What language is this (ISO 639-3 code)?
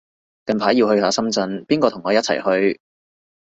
yue